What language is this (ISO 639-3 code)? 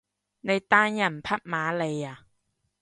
yue